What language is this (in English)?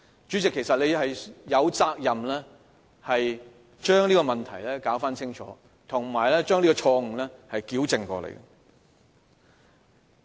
Cantonese